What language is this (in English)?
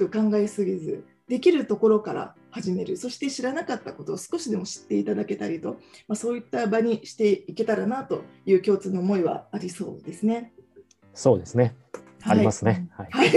Japanese